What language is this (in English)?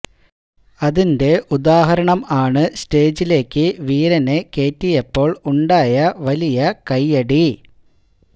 Malayalam